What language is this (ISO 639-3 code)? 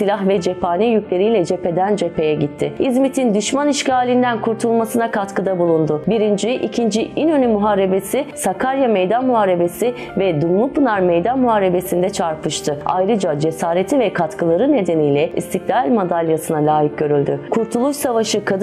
tur